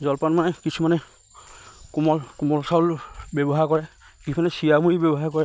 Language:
Assamese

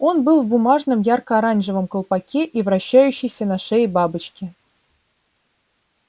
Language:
Russian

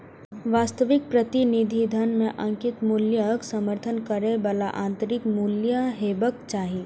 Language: Maithili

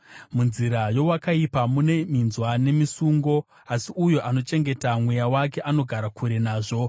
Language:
Shona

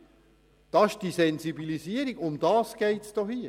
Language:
Swiss German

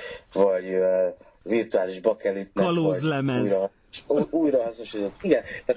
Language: Hungarian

